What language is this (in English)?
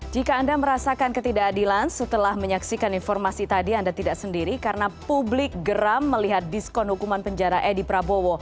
Indonesian